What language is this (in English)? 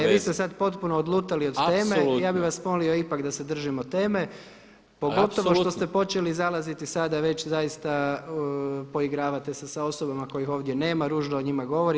Croatian